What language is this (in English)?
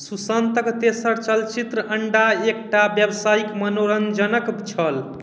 Maithili